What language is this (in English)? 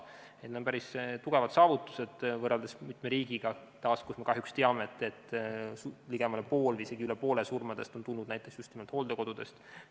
Estonian